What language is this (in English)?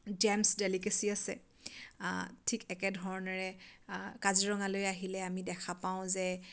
Assamese